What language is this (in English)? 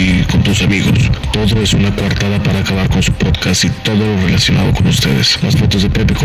Spanish